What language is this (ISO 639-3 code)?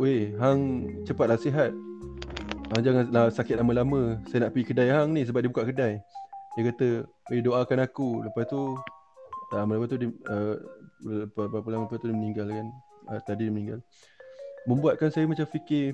msa